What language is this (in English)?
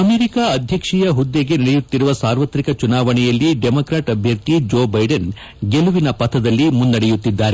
Kannada